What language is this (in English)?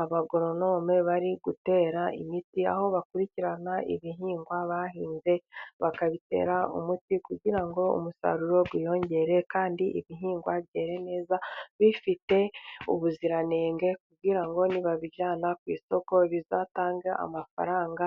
Kinyarwanda